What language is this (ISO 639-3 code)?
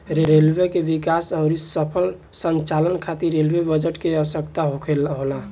bho